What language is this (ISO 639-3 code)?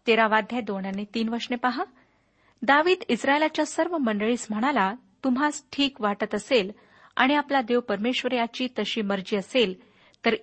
mar